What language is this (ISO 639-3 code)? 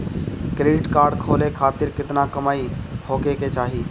bho